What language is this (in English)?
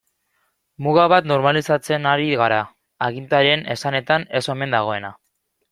Basque